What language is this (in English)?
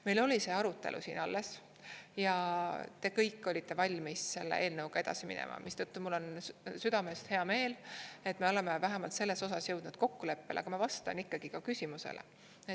Estonian